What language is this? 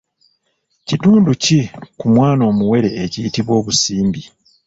Ganda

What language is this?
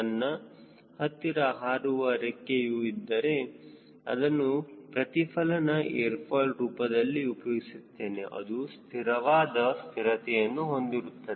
Kannada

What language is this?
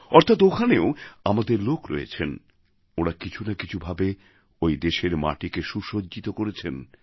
Bangla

